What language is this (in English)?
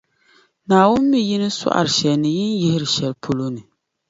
Dagbani